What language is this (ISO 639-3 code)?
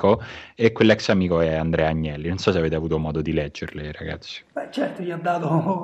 ita